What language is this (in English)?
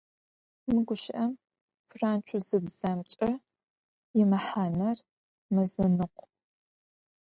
Adyghe